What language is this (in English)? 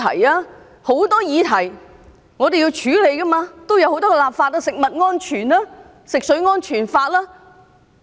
Cantonese